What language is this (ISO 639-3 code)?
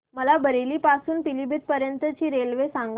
mar